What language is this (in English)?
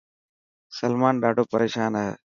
Dhatki